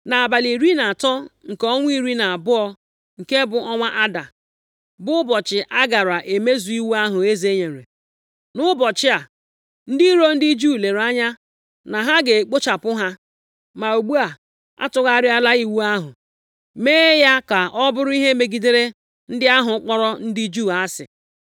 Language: Igbo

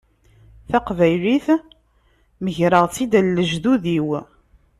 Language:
Kabyle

